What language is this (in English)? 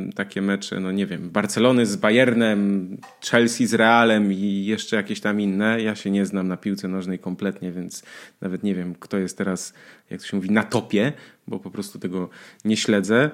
Polish